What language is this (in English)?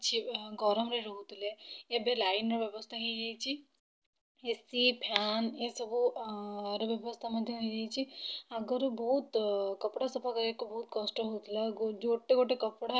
Odia